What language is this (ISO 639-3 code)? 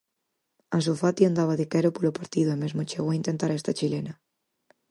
glg